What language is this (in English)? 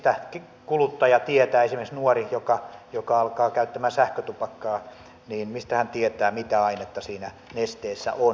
Finnish